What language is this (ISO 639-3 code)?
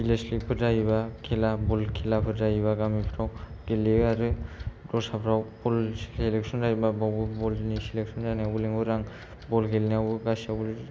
brx